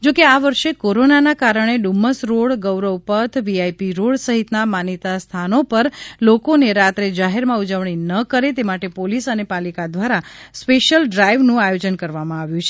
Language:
Gujarati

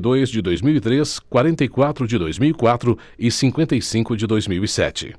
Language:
Portuguese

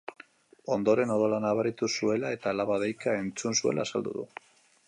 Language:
Basque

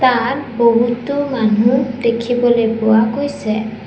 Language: Assamese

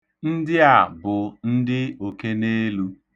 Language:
Igbo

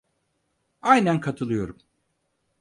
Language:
Turkish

